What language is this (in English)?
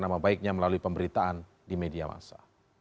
Indonesian